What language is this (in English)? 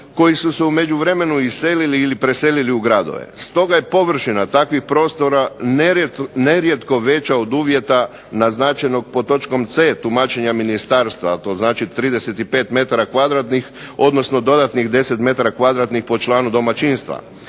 Croatian